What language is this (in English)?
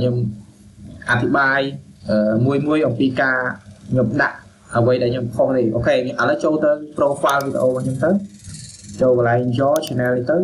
Vietnamese